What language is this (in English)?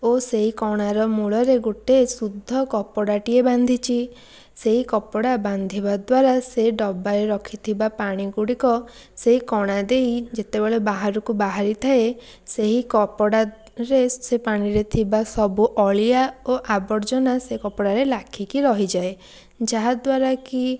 Odia